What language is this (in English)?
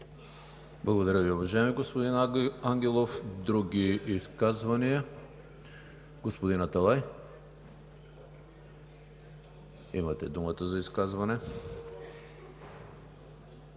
Bulgarian